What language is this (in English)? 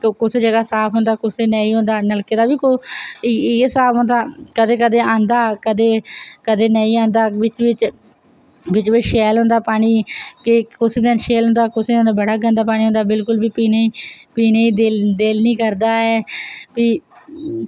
Dogri